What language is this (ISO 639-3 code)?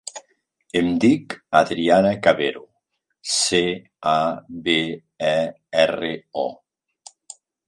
cat